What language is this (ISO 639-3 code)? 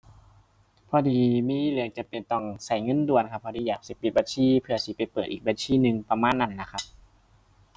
tha